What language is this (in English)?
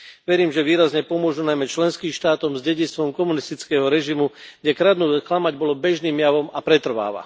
Slovak